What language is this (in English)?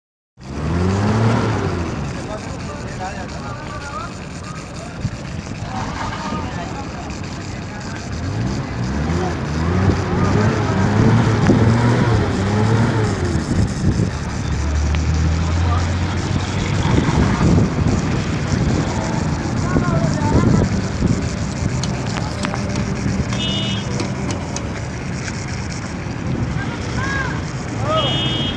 Urdu